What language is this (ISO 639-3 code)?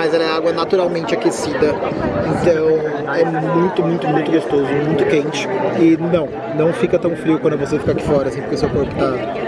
por